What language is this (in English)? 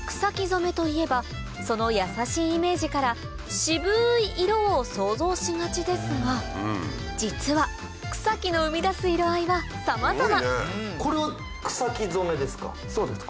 Japanese